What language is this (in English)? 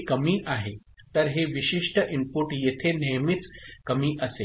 Marathi